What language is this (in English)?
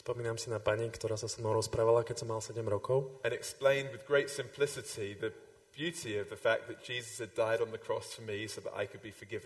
Slovak